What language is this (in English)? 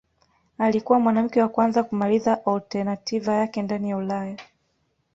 Swahili